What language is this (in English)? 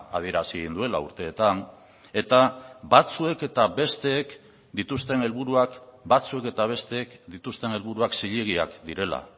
Basque